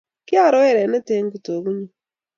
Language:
Kalenjin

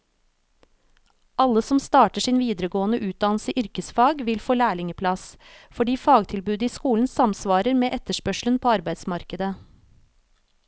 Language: Norwegian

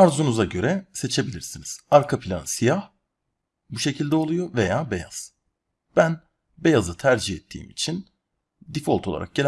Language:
Turkish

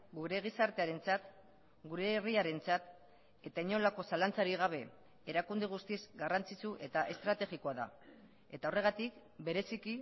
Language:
Basque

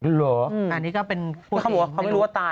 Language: Thai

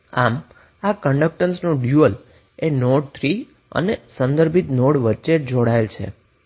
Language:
Gujarati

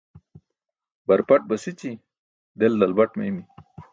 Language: Burushaski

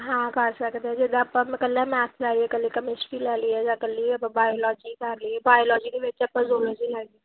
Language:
Punjabi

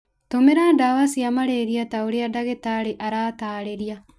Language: Kikuyu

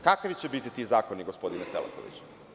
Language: Serbian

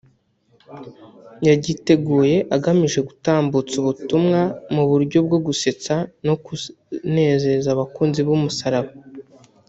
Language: Kinyarwanda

